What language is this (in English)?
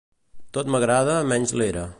Catalan